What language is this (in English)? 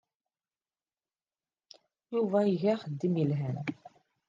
Kabyle